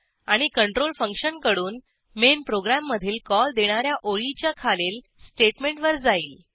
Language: Marathi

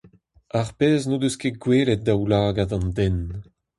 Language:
Breton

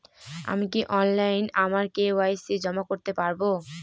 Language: Bangla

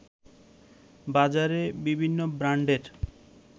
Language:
Bangla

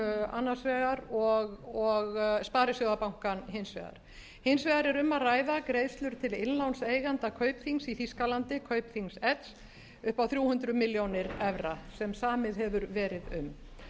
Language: Icelandic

